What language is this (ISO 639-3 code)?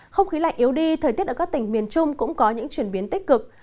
vie